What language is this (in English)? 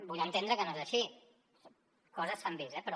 Catalan